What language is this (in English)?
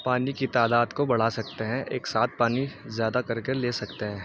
Urdu